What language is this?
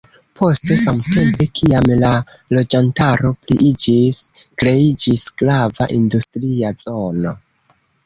Esperanto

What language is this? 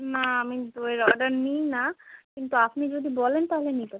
Bangla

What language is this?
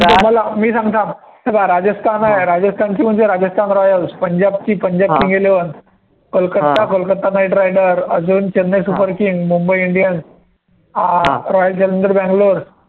Marathi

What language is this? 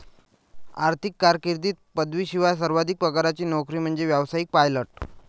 Marathi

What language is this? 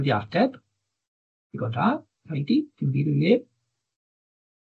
Welsh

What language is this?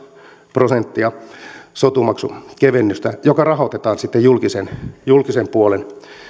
Finnish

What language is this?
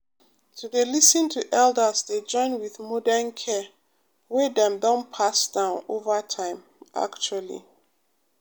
Nigerian Pidgin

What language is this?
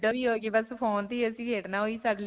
Punjabi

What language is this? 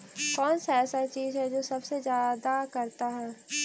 Magahi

